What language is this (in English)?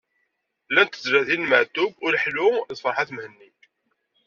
Kabyle